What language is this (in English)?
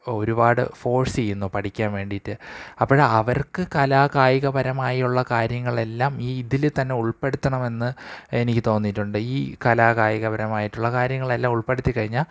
Malayalam